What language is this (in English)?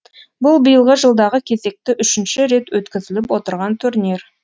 Kazakh